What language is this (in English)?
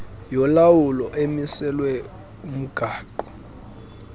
Xhosa